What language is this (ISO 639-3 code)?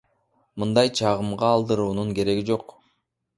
kir